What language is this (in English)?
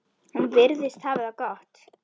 Icelandic